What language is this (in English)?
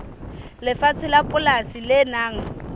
Southern Sotho